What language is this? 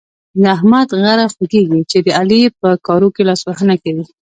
Pashto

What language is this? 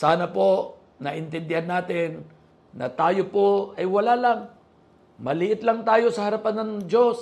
Filipino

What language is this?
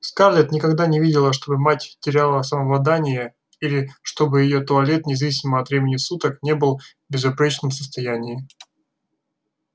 Russian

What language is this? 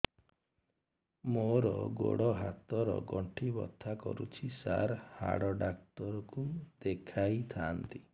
Odia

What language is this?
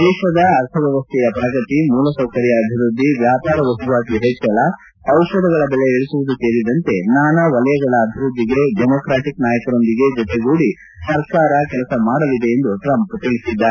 Kannada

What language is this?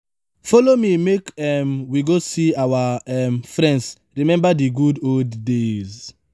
Nigerian Pidgin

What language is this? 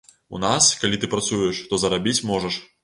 Belarusian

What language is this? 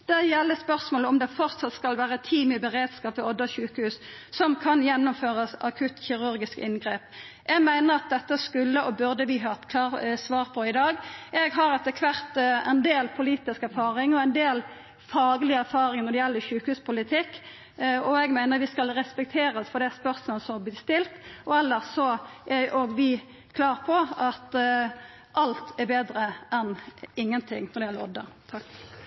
Norwegian Nynorsk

